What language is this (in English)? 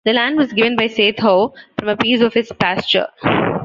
English